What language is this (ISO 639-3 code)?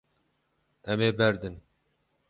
kur